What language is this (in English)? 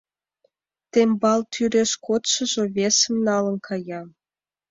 Mari